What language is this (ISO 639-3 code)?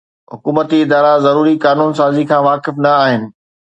snd